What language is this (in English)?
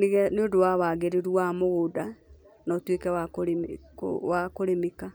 Kikuyu